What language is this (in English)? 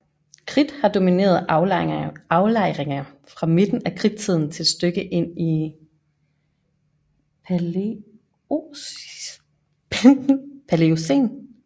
Danish